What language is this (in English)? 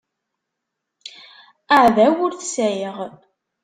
Kabyle